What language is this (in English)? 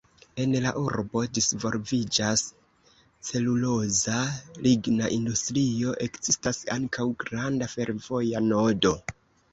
Esperanto